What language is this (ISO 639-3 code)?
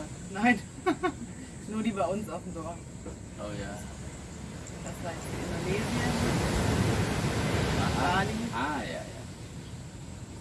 deu